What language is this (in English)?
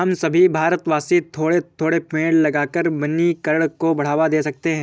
Hindi